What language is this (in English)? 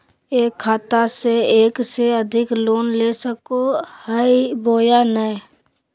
Magahi